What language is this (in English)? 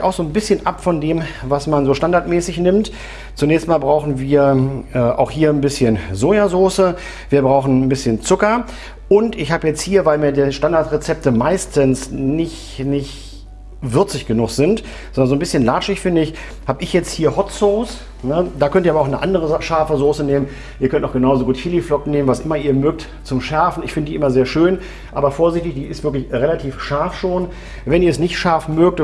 German